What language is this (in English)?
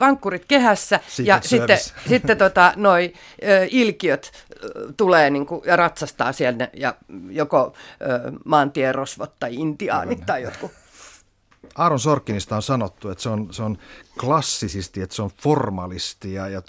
Finnish